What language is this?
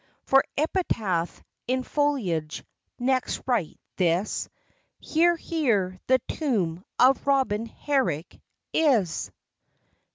English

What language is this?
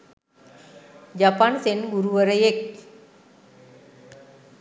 Sinhala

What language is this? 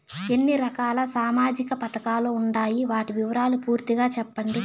Telugu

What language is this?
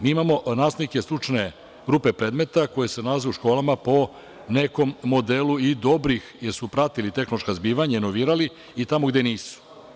Serbian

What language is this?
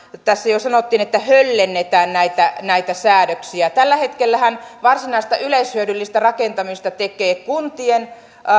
Finnish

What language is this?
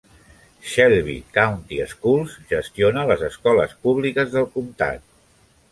Catalan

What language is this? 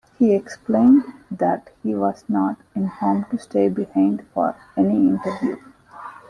English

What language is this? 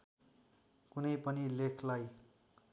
Nepali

